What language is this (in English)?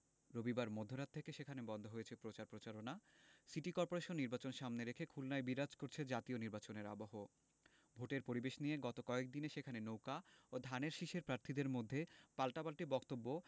Bangla